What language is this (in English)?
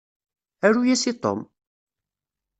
Kabyle